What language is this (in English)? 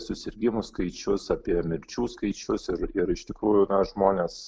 Lithuanian